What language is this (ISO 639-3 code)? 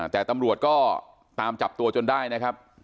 tha